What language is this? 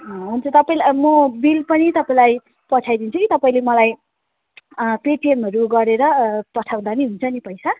Nepali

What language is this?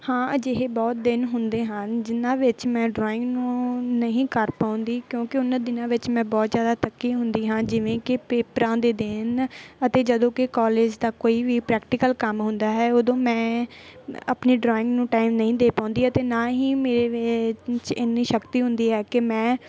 Punjabi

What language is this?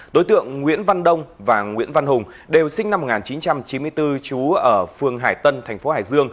Vietnamese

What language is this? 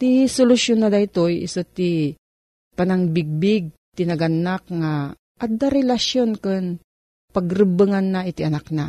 Filipino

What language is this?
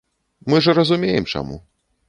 Belarusian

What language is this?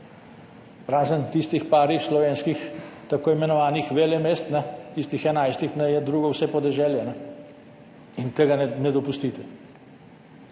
Slovenian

